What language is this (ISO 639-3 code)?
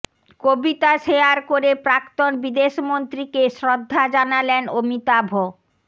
ben